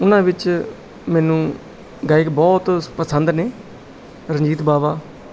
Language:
Punjabi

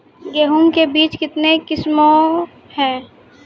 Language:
Maithili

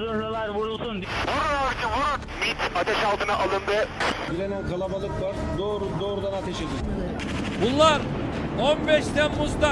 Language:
Turkish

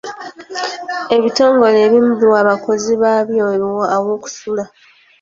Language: Ganda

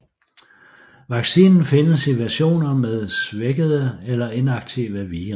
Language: Danish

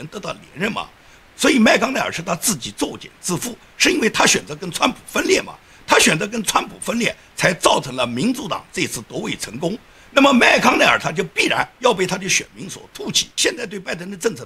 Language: Chinese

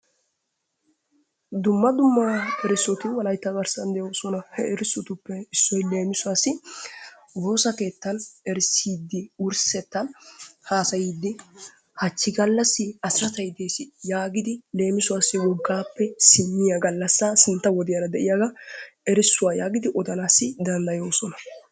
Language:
Wolaytta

